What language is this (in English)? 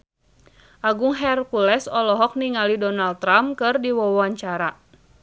Sundanese